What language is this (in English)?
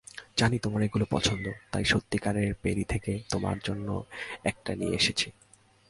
Bangla